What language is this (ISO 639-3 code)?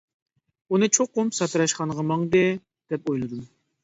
uig